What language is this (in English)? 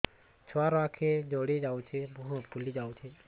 Odia